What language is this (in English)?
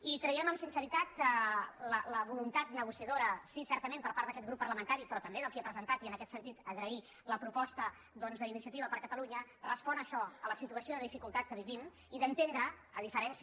Catalan